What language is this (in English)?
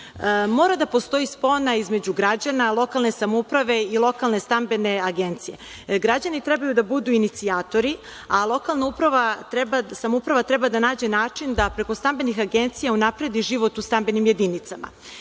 Serbian